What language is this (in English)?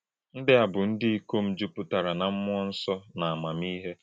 Igbo